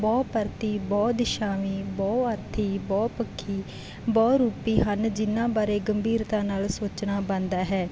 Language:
Punjabi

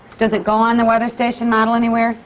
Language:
English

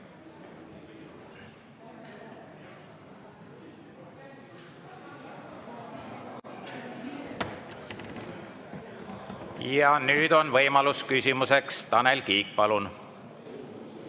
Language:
Estonian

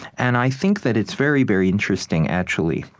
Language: English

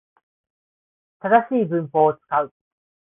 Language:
Japanese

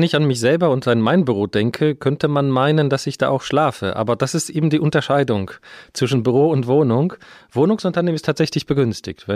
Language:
German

